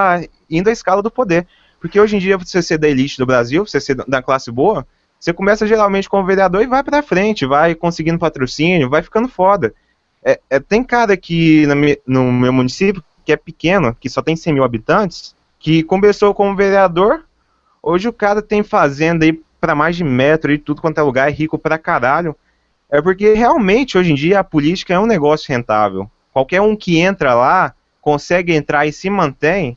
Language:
Portuguese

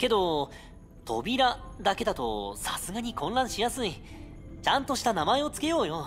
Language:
Japanese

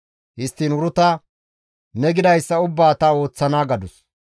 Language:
Gamo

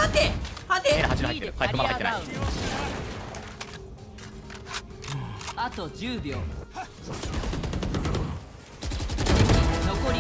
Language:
Japanese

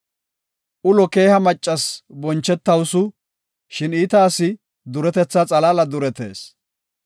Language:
Gofa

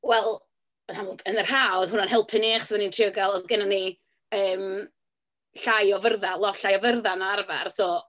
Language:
Welsh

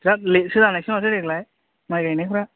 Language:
Bodo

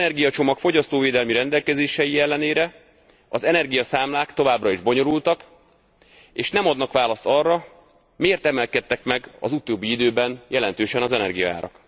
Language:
Hungarian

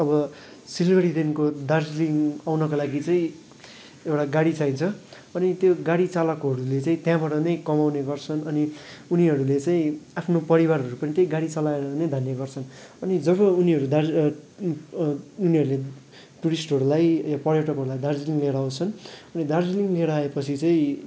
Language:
Nepali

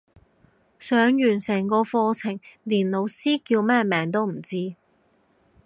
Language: Cantonese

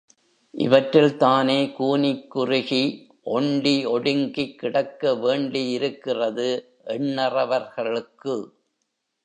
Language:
Tamil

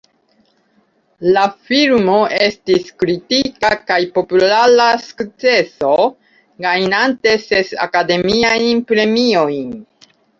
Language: Esperanto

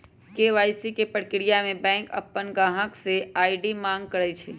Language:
Magahi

